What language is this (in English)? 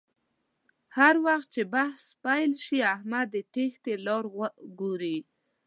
Pashto